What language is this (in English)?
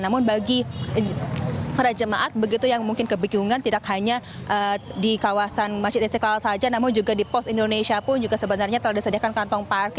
Indonesian